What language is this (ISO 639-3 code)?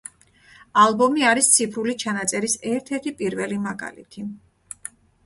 kat